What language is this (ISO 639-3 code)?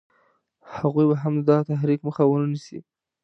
pus